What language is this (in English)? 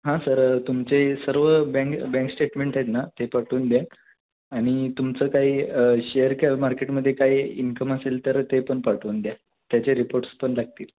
Marathi